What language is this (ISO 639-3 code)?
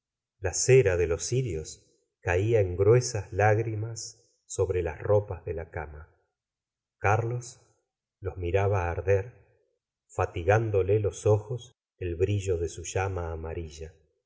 spa